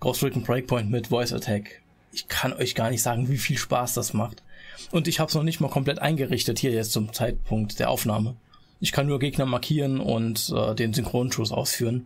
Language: German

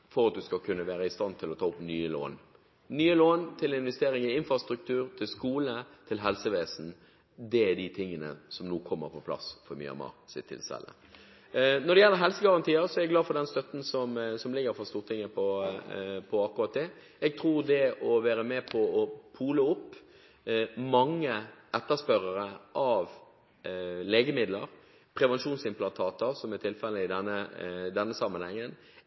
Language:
Norwegian Bokmål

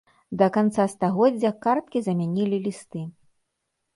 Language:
Belarusian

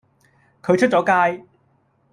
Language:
Cantonese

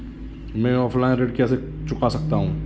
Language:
Hindi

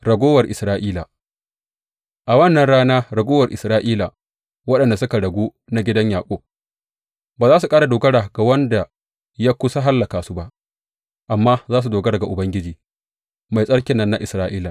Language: Hausa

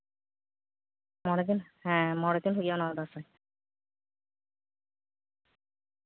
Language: Santali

